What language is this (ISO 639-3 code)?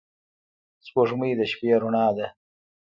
pus